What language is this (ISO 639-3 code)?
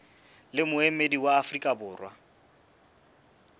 sot